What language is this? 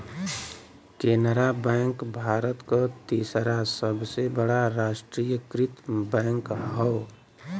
Bhojpuri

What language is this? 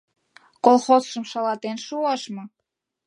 Mari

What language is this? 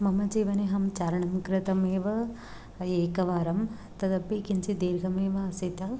Sanskrit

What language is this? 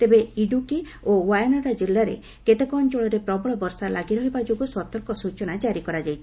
Odia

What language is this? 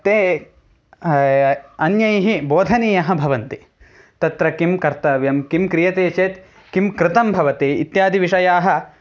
Sanskrit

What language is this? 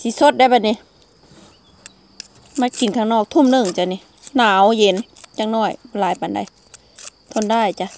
Thai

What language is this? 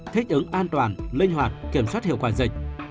Vietnamese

